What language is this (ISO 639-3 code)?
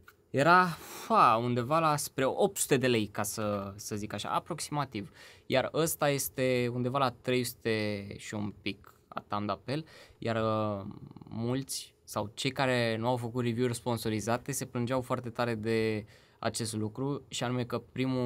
ron